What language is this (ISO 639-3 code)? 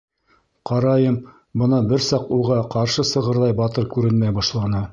bak